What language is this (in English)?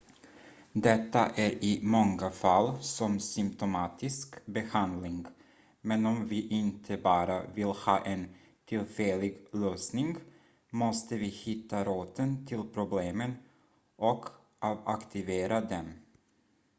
Swedish